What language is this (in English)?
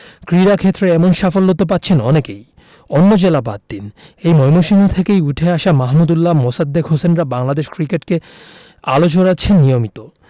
Bangla